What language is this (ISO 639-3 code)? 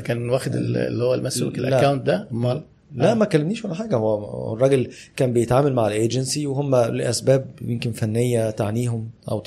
ara